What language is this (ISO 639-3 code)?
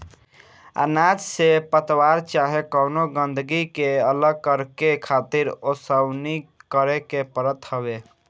bho